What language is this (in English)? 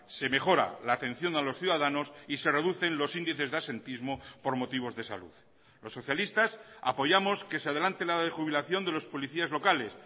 Spanish